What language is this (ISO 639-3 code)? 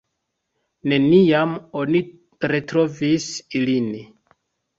epo